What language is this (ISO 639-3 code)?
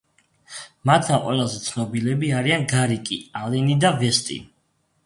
kat